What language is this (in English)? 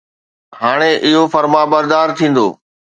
Sindhi